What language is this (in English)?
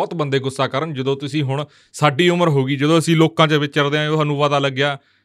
Punjabi